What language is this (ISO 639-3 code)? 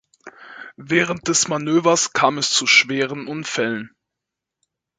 deu